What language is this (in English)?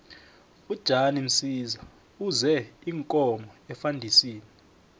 South Ndebele